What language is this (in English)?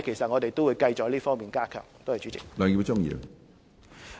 Cantonese